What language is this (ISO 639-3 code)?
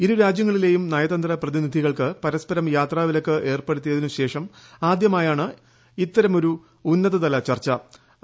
mal